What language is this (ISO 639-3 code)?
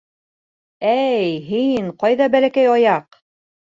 bak